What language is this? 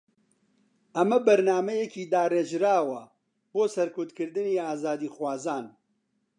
Central Kurdish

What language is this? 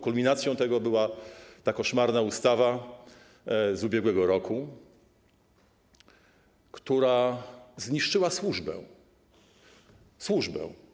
Polish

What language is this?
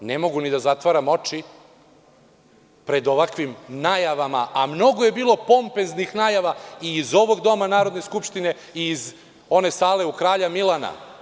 Serbian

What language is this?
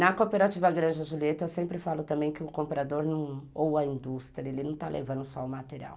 Portuguese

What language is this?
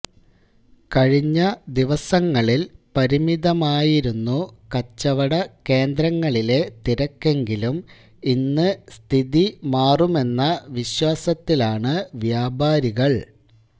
Malayalam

